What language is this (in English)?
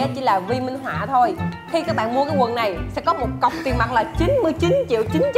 Vietnamese